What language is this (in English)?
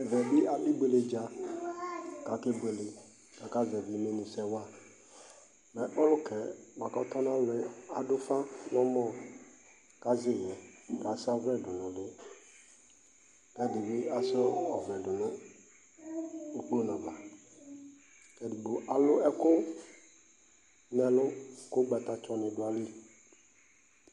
Ikposo